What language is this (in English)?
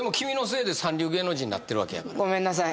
Japanese